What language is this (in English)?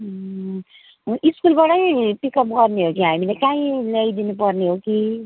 Nepali